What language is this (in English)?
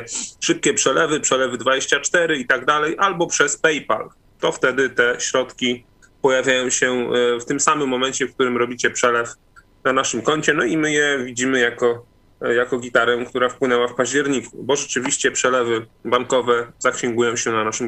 Polish